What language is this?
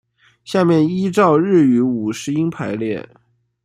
Chinese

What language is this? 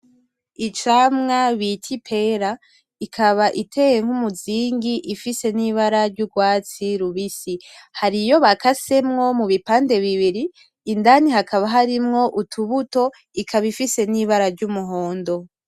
Rundi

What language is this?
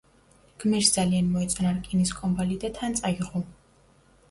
Georgian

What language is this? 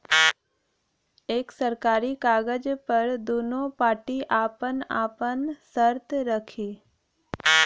Bhojpuri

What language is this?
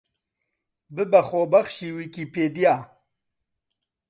Central Kurdish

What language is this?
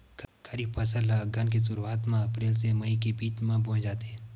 Chhattisgarhi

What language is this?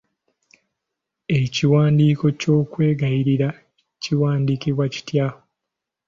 Ganda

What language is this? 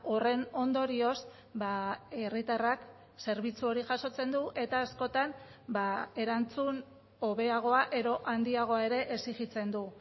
Basque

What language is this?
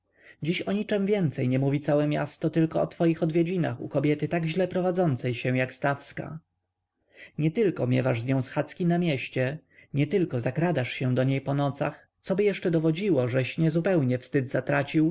Polish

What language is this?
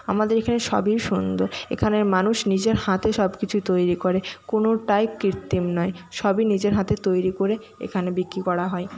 Bangla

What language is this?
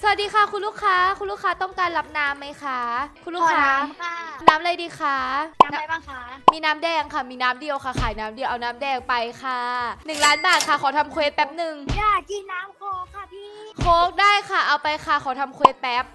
Thai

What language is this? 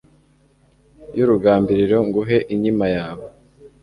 Kinyarwanda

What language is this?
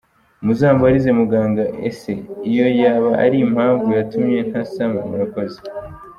Kinyarwanda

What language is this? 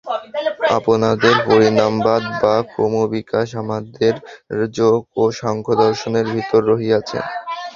Bangla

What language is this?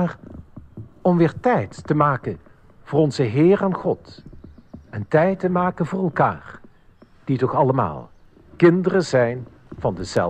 Dutch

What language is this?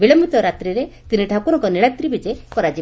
Odia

